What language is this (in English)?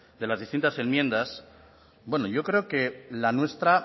Spanish